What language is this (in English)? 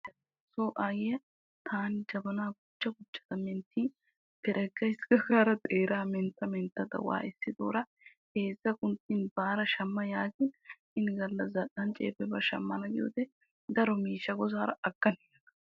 Wolaytta